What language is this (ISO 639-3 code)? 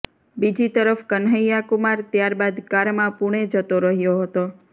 guj